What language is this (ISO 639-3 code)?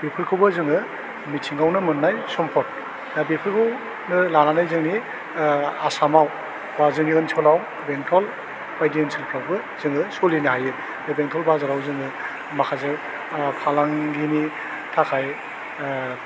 brx